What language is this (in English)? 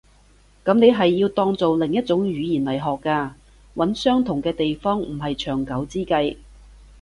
Cantonese